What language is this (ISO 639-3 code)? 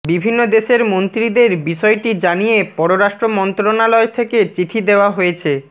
ben